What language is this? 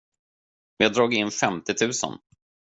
Swedish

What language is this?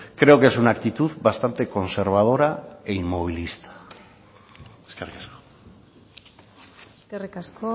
Spanish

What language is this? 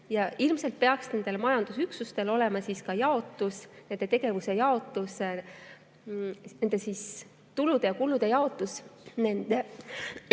Estonian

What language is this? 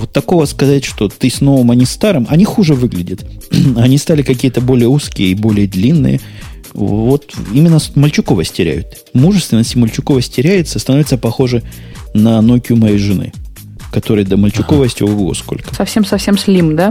Russian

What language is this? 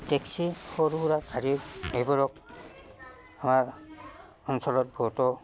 Assamese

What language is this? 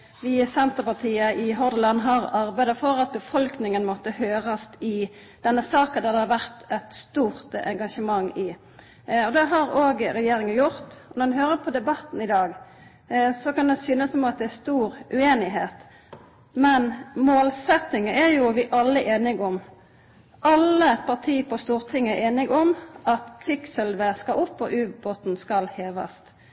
Norwegian Nynorsk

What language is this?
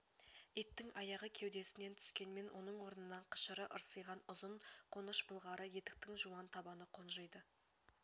Kazakh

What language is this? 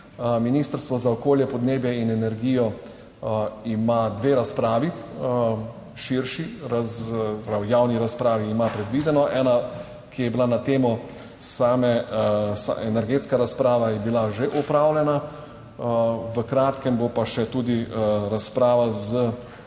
Slovenian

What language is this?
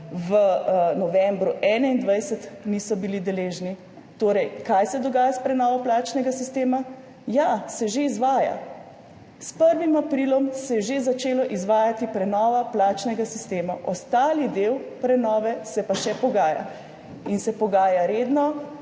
Slovenian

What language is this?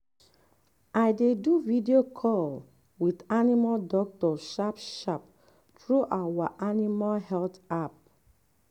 Nigerian Pidgin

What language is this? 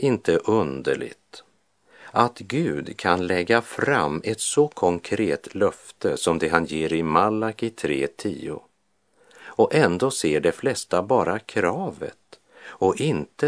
Swedish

